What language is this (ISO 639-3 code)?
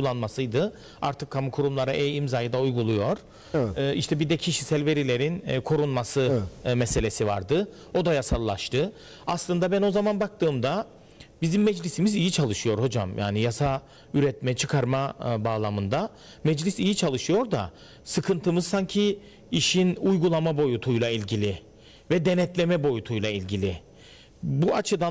tur